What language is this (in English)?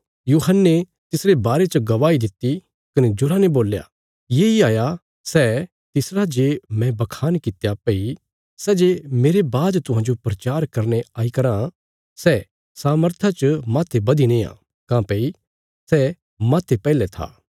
Bilaspuri